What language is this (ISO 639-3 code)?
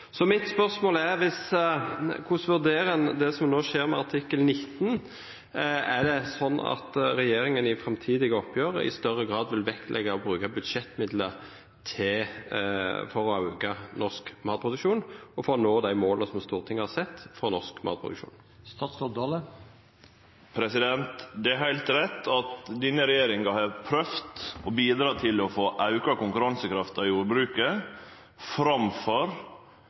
nor